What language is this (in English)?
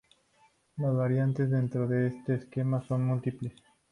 Spanish